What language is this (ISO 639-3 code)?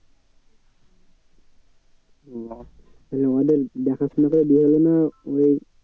ben